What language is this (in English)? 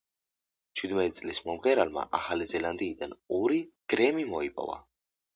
Georgian